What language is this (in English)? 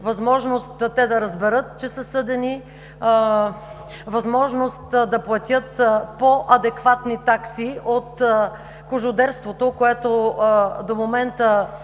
Bulgarian